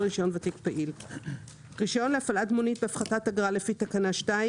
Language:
Hebrew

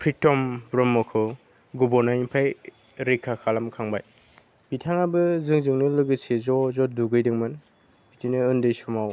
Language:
Bodo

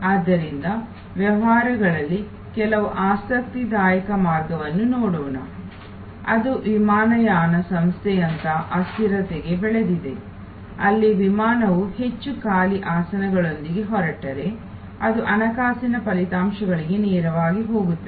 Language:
Kannada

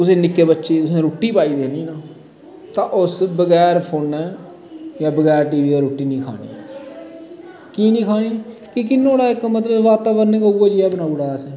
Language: Dogri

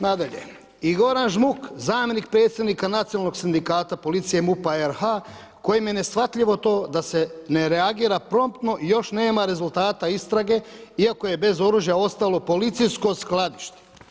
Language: Croatian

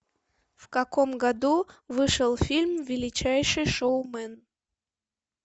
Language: Russian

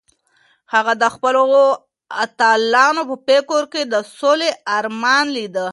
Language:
Pashto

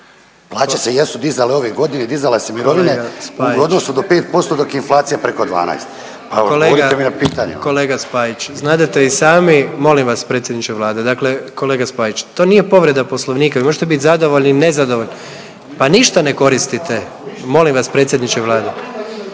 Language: Croatian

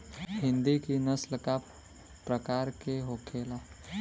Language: Bhojpuri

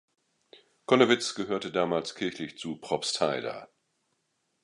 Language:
German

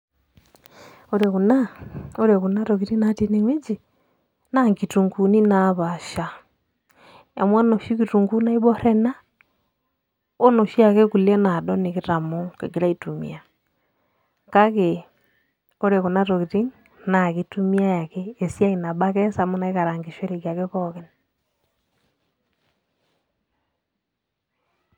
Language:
Masai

